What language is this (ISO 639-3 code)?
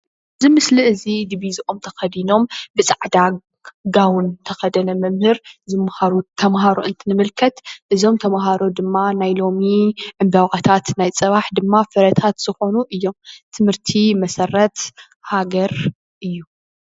tir